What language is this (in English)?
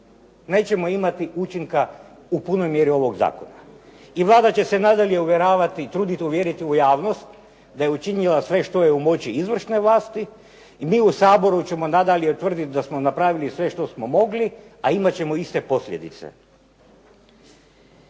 Croatian